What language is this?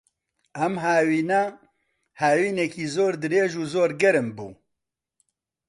Central Kurdish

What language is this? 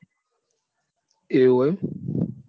Gujarati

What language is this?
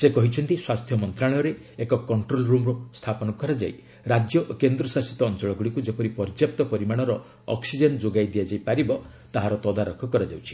Odia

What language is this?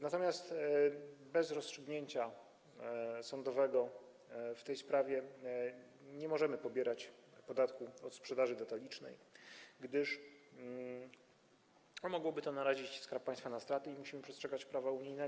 Polish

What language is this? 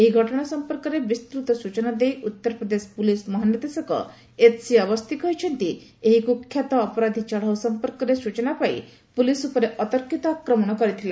Odia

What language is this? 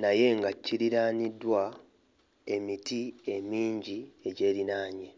Ganda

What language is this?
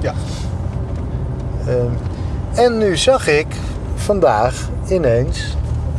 Dutch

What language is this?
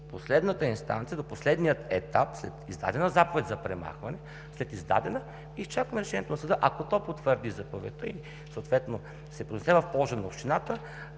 Bulgarian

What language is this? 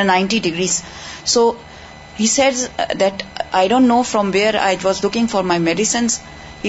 Urdu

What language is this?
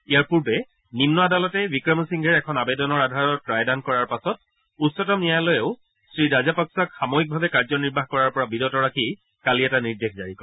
Assamese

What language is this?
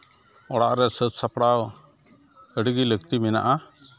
Santali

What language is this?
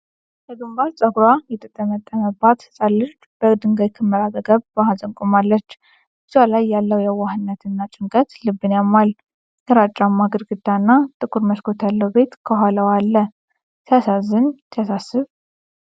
Amharic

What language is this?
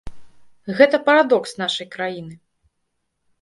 Belarusian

